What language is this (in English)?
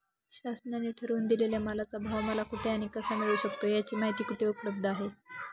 Marathi